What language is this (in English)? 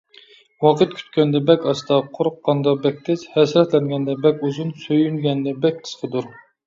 Uyghur